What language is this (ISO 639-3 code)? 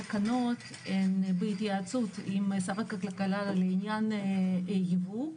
heb